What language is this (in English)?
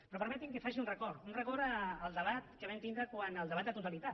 Catalan